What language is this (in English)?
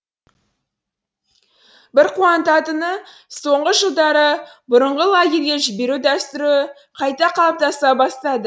Kazakh